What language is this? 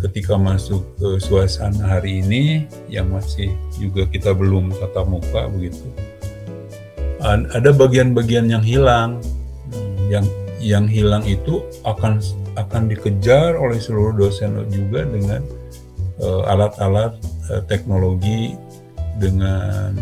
Indonesian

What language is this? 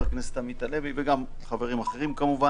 Hebrew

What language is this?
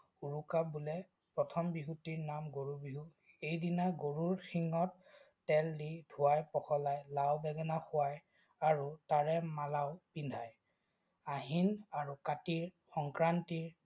Assamese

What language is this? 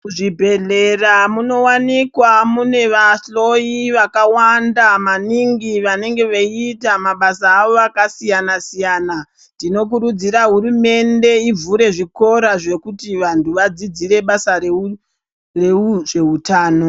Ndau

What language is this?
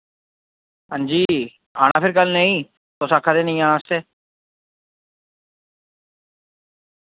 Dogri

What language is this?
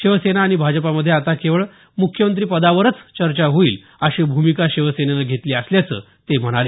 Marathi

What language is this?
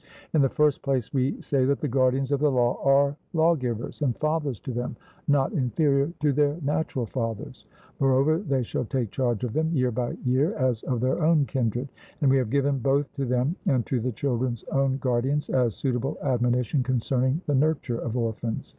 English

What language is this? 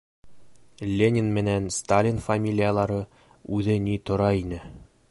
Bashkir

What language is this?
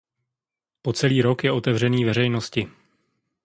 Czech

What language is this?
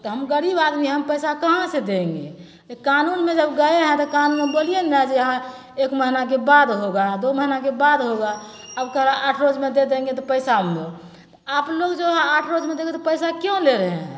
Maithili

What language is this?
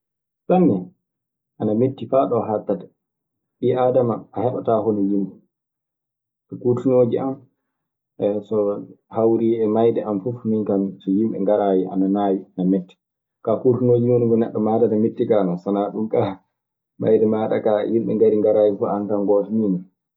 Maasina Fulfulde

